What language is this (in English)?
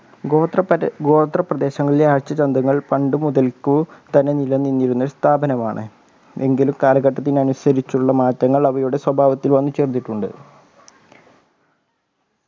Malayalam